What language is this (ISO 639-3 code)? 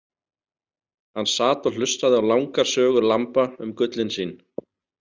isl